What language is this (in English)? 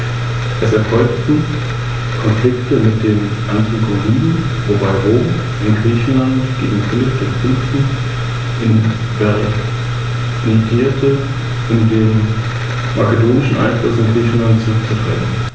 German